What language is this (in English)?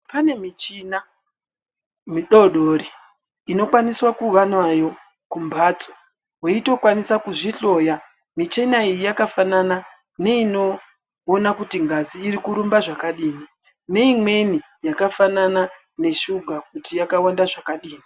Ndau